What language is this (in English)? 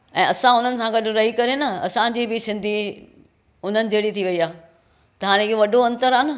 Sindhi